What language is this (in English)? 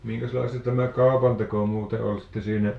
Finnish